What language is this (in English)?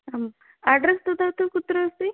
Sanskrit